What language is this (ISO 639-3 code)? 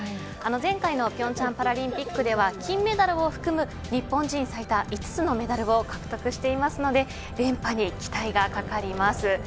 jpn